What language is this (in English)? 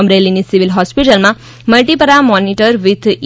Gujarati